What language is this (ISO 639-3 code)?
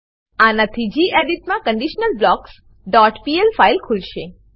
guj